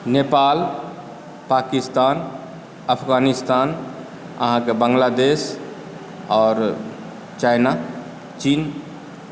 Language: Maithili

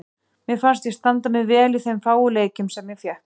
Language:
Icelandic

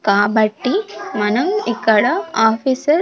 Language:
Telugu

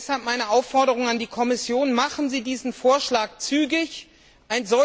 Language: German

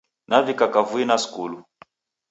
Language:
Taita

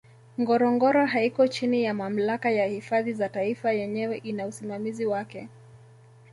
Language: Swahili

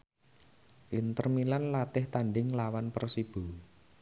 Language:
Javanese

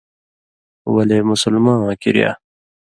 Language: Indus Kohistani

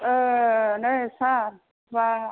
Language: Bodo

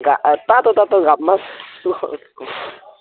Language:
Nepali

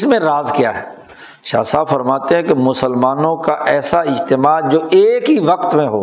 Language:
Urdu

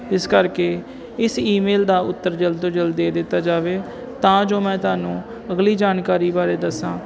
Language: Punjabi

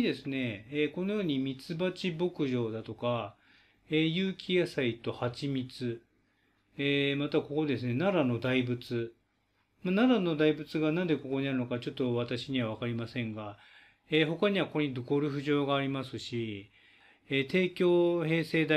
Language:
Japanese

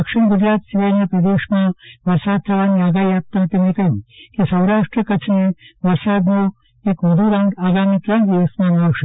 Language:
Gujarati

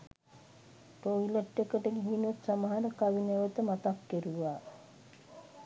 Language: Sinhala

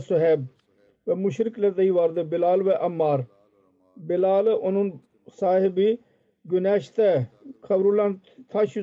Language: Turkish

